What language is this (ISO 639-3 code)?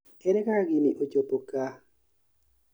luo